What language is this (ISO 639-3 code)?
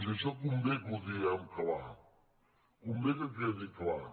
cat